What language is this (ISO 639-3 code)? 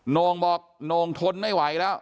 tha